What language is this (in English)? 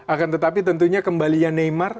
Indonesian